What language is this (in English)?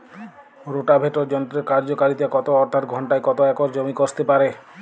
Bangla